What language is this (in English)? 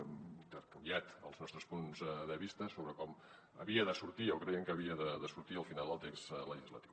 Catalan